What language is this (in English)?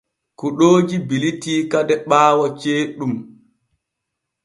Borgu Fulfulde